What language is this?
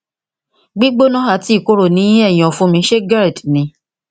Yoruba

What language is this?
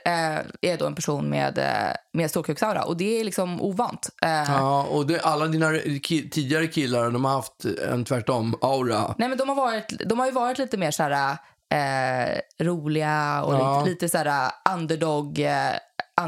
Swedish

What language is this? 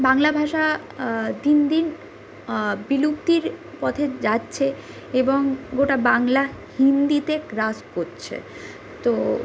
Bangla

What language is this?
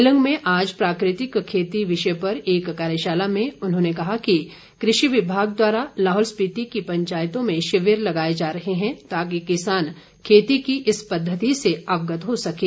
Hindi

